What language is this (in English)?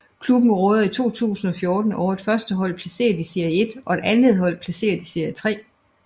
Danish